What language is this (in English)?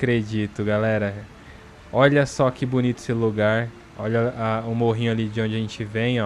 Portuguese